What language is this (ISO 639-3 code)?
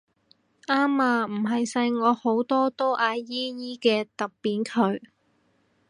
yue